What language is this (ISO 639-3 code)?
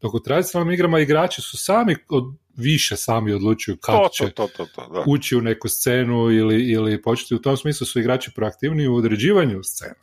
hrv